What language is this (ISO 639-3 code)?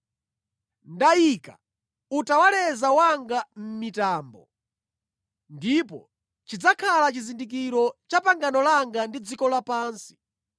nya